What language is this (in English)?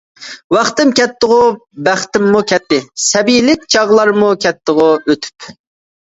Uyghur